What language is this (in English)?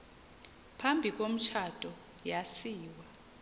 Xhosa